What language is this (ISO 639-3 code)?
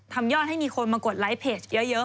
tha